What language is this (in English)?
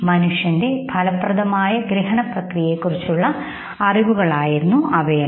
Malayalam